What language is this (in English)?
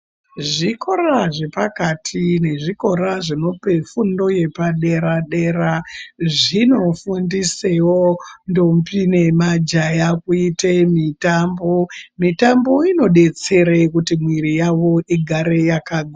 Ndau